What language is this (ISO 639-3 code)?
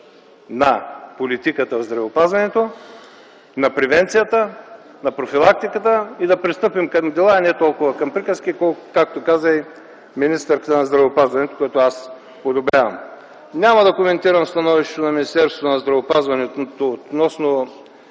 bul